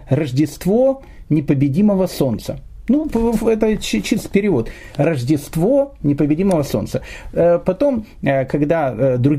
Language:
Russian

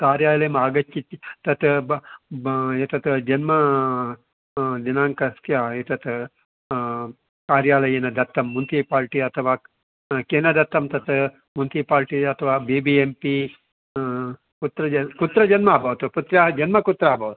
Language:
Sanskrit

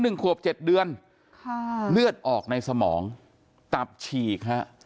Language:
Thai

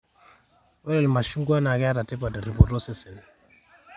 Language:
Masai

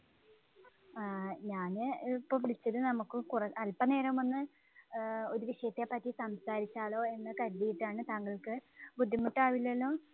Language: Malayalam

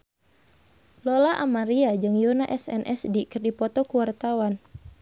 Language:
Sundanese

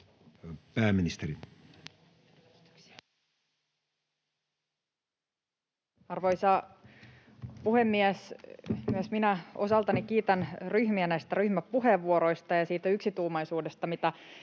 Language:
Finnish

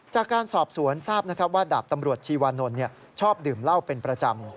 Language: Thai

